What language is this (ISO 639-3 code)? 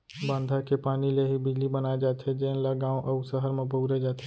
hne